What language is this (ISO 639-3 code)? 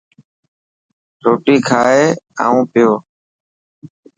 mki